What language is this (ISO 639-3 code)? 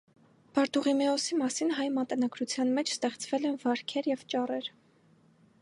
hye